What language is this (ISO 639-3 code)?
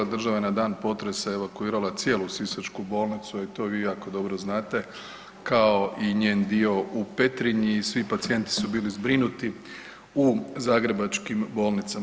hrv